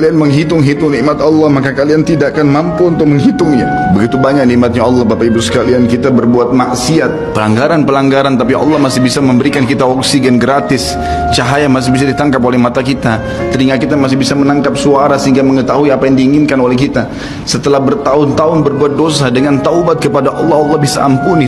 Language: Malay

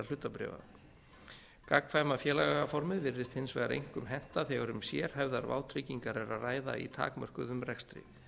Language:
Icelandic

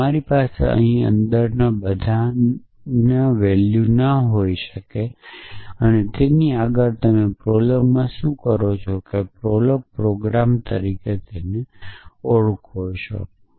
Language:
Gujarati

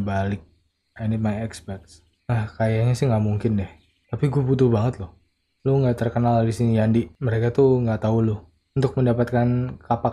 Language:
Indonesian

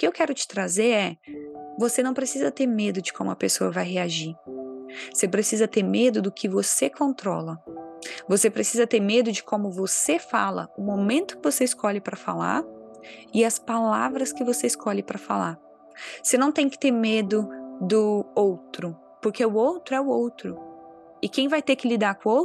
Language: Portuguese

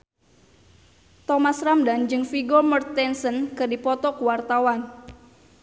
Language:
Sundanese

